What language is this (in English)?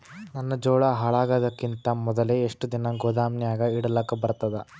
Kannada